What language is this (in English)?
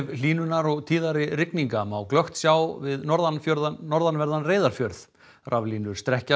Icelandic